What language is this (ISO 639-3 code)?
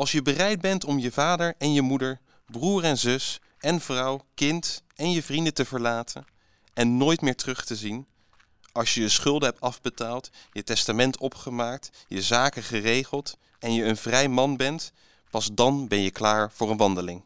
nld